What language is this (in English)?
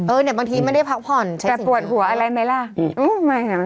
Thai